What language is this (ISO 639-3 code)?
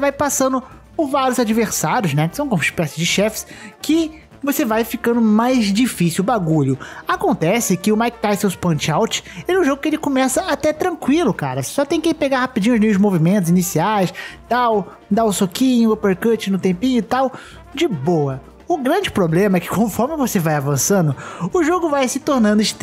por